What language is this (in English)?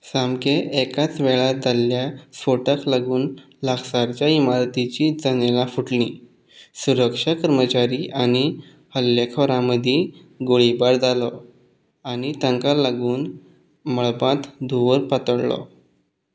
Konkani